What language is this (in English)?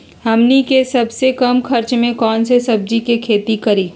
Magahi